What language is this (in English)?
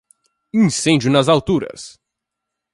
Portuguese